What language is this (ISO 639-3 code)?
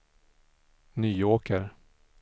swe